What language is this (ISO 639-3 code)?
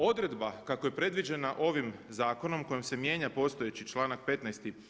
hrv